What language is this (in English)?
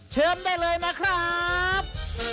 Thai